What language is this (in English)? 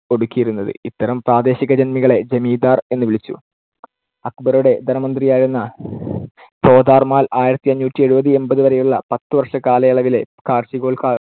Malayalam